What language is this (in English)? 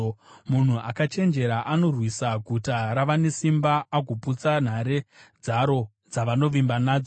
Shona